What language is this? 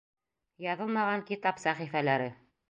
Bashkir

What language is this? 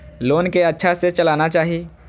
Maithili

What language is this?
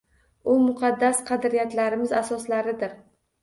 Uzbek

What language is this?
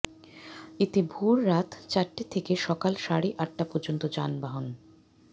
Bangla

